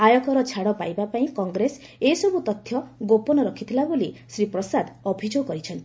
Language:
Odia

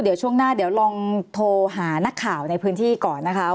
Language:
Thai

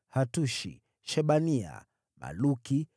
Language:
Swahili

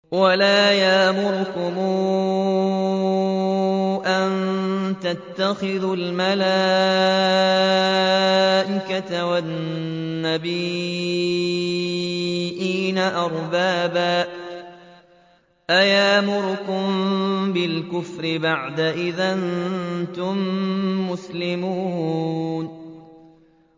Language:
Arabic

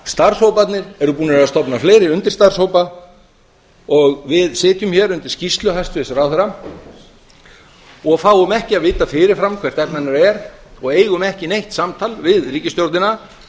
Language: Icelandic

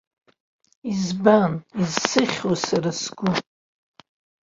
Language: Abkhazian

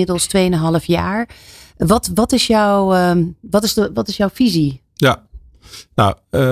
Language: Dutch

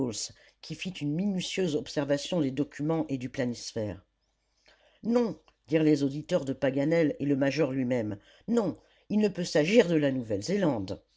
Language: French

